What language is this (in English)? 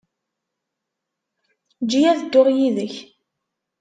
Kabyle